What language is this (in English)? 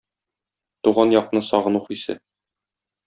Tatar